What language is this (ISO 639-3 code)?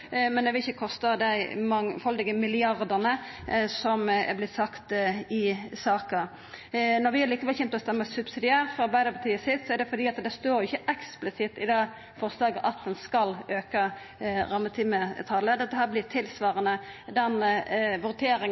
nno